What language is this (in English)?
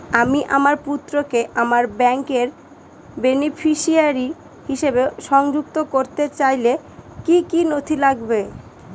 Bangla